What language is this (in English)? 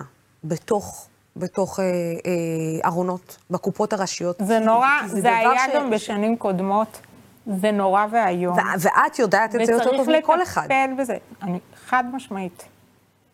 Hebrew